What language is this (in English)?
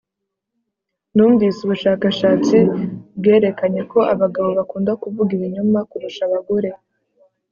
Kinyarwanda